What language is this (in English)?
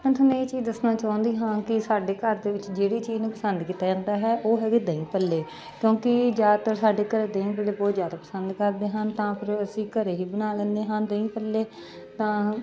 Punjabi